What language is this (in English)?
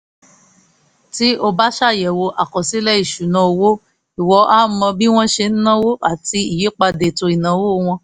Yoruba